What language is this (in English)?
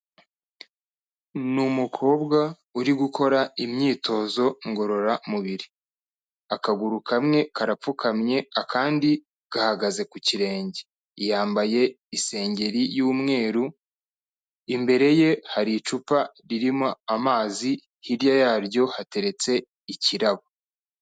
Kinyarwanda